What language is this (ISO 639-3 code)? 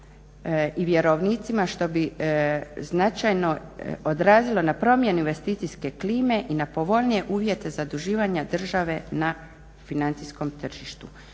hrv